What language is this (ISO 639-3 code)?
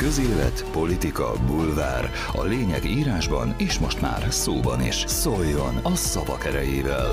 hun